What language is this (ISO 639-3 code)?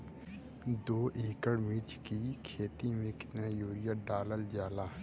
bho